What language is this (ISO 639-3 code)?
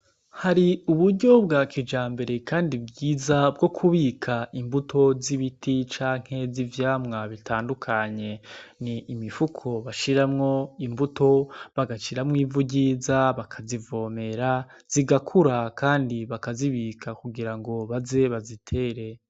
run